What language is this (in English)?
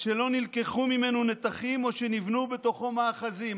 Hebrew